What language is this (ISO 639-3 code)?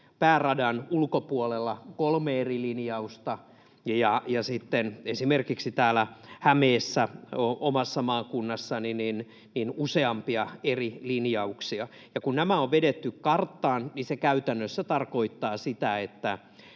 fin